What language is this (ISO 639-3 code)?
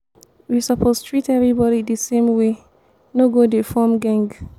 pcm